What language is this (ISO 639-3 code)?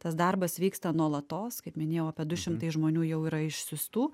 lit